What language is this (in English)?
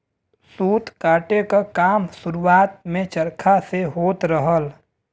Bhojpuri